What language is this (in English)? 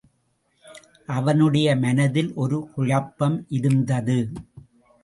Tamil